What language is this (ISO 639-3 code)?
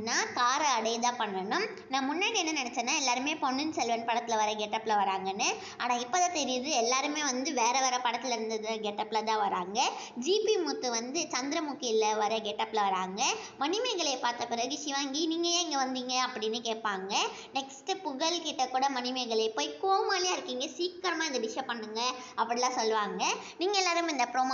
ron